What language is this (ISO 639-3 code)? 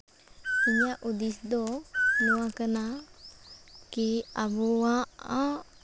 sat